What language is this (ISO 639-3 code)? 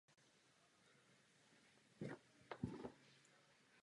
ces